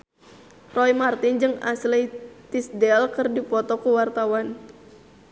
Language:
Sundanese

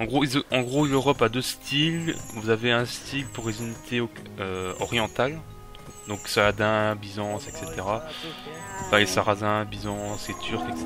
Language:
French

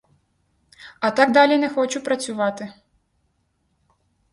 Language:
Ukrainian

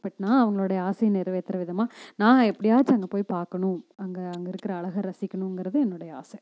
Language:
Tamil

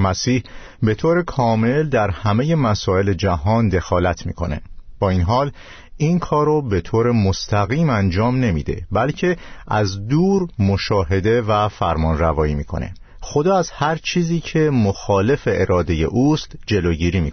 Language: Persian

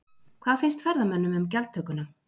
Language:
Icelandic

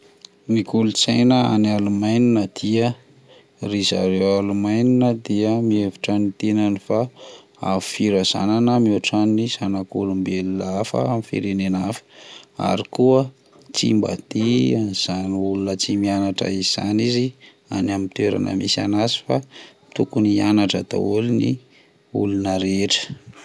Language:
Malagasy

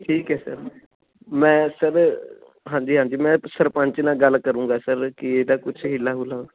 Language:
Punjabi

